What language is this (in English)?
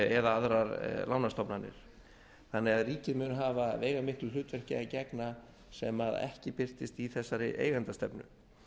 Icelandic